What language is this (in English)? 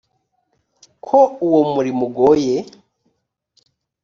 Kinyarwanda